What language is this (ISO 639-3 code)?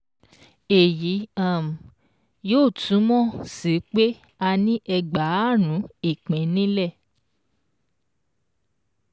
yor